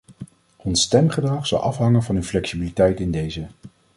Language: Dutch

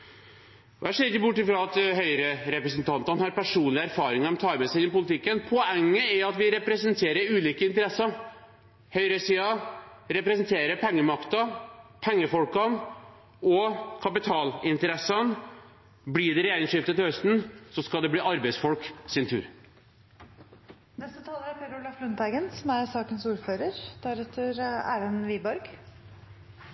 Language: Norwegian Bokmål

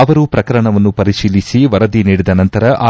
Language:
Kannada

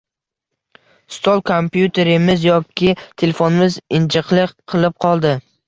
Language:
Uzbek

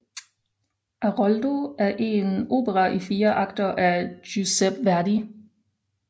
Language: Danish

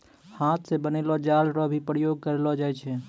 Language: Maithili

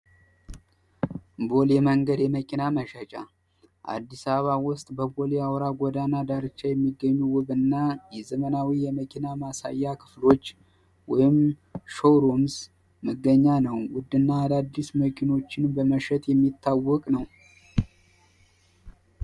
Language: Amharic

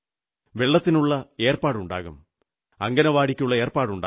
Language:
Malayalam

